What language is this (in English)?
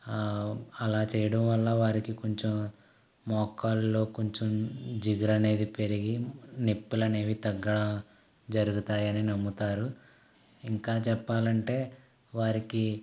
Telugu